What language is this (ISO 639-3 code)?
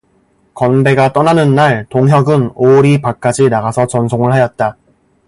kor